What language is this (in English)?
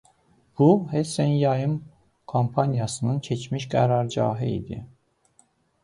Azerbaijani